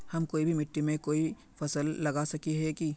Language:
Magahi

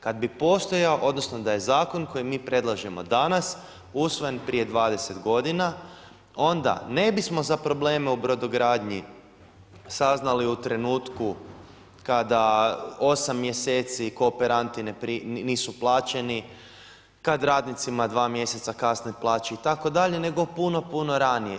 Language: Croatian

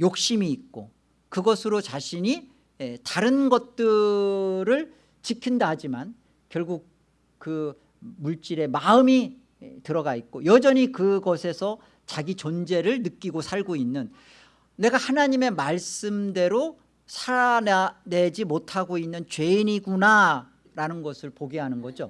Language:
Korean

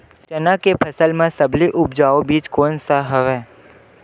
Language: Chhattisgarhi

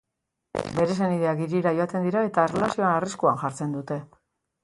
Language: Basque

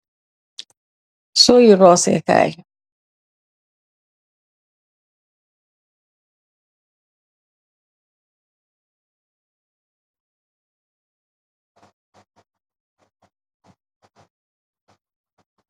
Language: Wolof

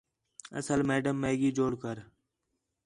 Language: Khetrani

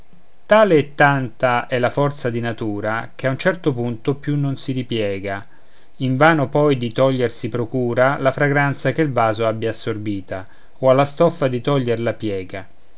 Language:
Italian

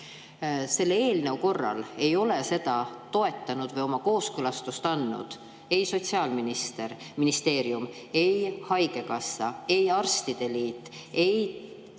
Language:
Estonian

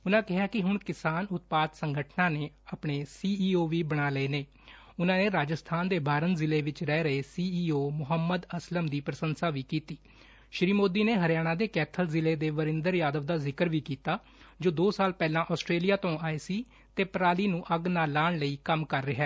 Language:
Punjabi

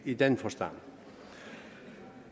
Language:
Danish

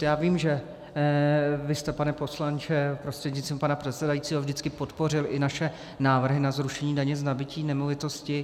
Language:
Czech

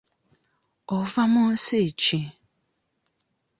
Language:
Ganda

